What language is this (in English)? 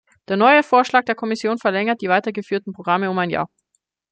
German